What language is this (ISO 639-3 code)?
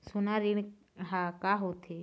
hne